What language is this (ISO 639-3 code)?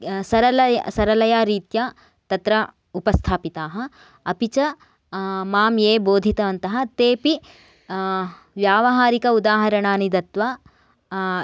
san